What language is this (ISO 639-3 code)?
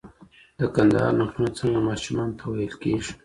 pus